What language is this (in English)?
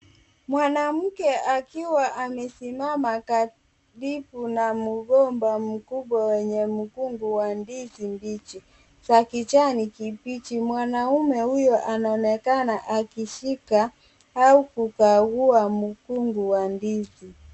Swahili